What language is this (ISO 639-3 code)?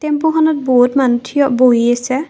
asm